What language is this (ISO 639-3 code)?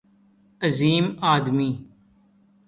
urd